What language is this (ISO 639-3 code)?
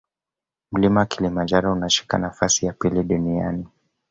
swa